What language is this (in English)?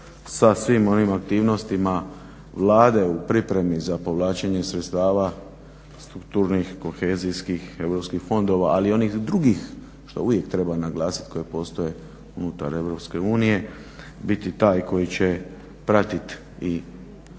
Croatian